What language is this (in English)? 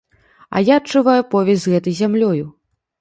Belarusian